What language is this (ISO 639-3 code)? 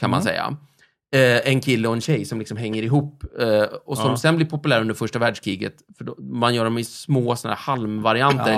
swe